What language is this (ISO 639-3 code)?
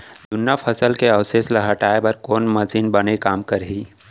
hne